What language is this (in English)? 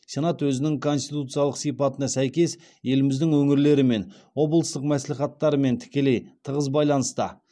Kazakh